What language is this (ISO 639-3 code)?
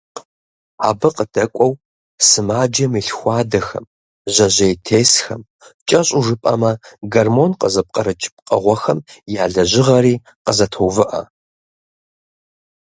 kbd